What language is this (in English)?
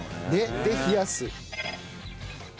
Japanese